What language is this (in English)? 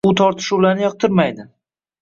Uzbek